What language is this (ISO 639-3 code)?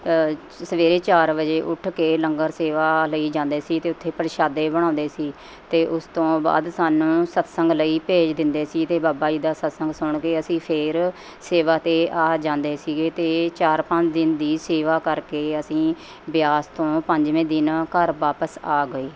pan